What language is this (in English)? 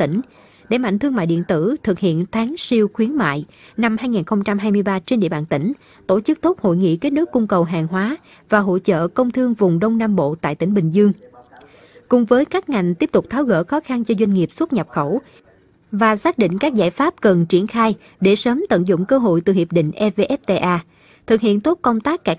Vietnamese